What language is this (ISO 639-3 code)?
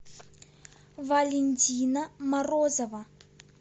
rus